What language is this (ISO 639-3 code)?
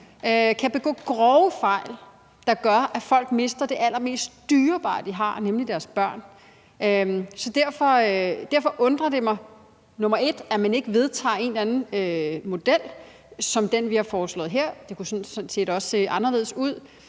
dan